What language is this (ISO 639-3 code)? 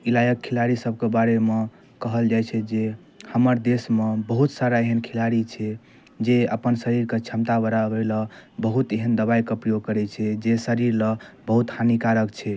mai